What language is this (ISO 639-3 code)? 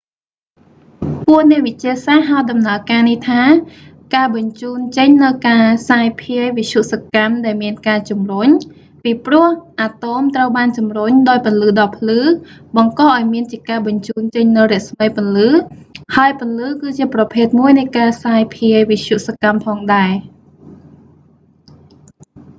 khm